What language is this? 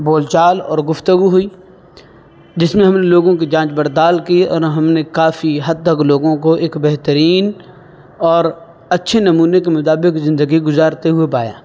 Urdu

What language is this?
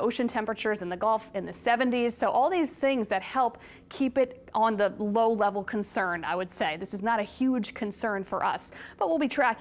English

